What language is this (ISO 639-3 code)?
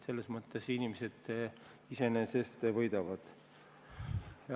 est